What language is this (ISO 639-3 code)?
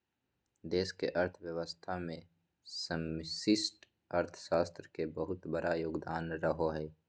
mag